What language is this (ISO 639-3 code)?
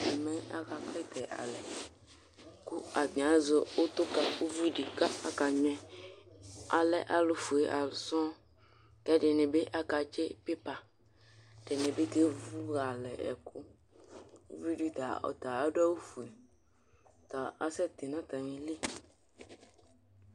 kpo